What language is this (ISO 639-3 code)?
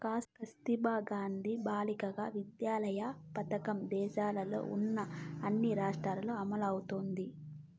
tel